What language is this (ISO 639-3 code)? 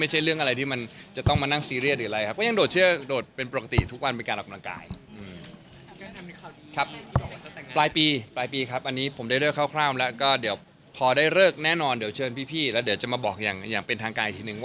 tha